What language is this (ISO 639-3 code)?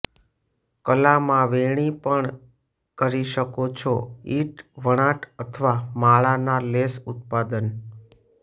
guj